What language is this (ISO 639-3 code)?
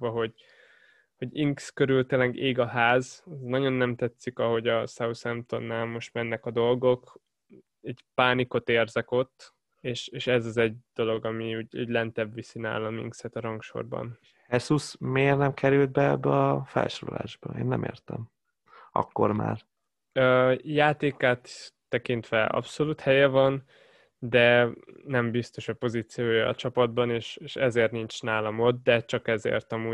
hun